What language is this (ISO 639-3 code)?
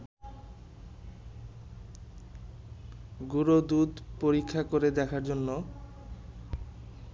ben